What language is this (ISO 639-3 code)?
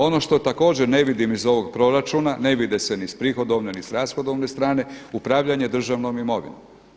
hrv